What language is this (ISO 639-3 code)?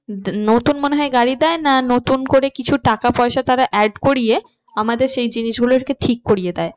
ben